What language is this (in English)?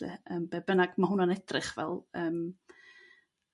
Welsh